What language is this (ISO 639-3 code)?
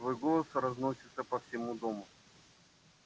rus